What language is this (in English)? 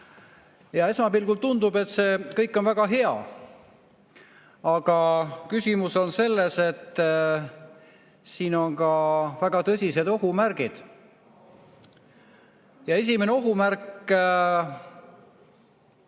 Estonian